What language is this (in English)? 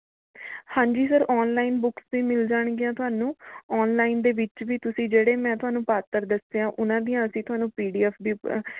Punjabi